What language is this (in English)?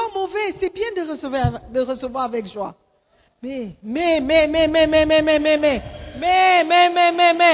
French